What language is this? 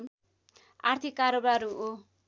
Nepali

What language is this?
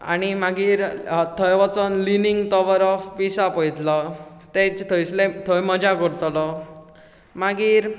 Konkani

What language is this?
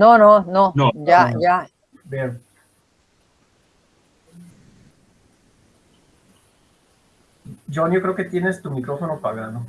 Spanish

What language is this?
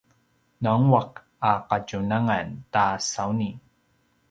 Paiwan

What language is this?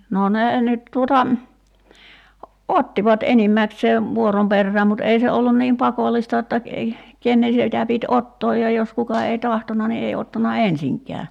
Finnish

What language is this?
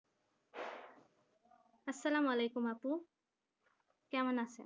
Bangla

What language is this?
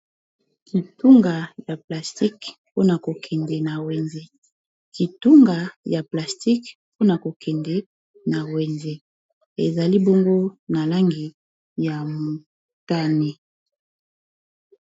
Lingala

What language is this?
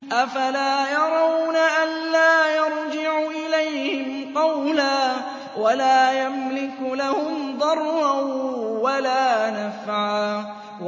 Arabic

